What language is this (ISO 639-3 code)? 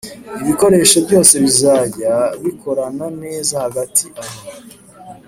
kin